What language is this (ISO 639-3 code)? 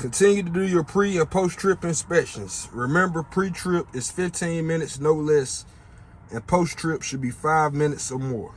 eng